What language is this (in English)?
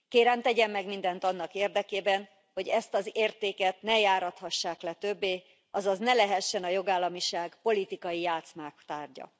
Hungarian